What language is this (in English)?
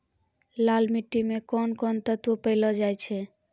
Maithili